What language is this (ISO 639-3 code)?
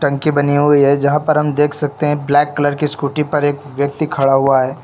hin